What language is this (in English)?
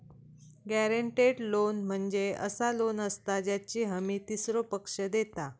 Marathi